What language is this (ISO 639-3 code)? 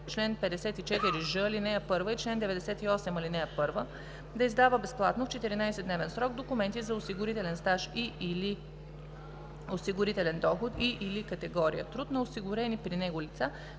bul